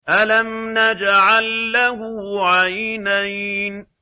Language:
Arabic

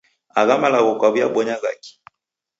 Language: Taita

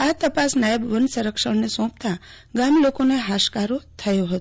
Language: Gujarati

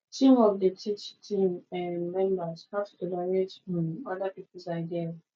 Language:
Nigerian Pidgin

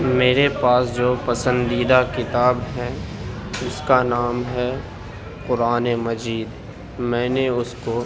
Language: Urdu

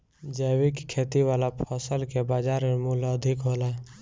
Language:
Bhojpuri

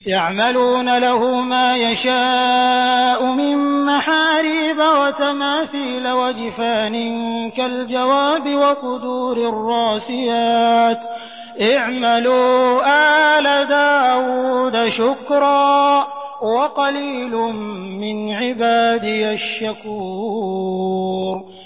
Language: Arabic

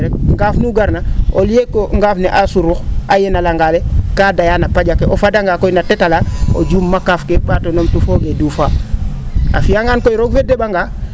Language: Serer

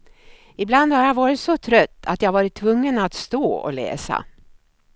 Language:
Swedish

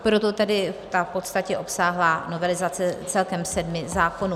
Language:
Czech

